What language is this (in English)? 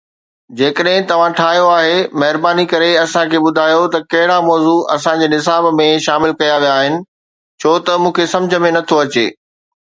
Sindhi